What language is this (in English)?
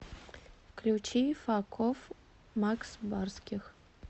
Russian